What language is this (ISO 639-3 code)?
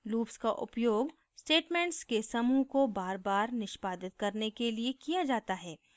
hin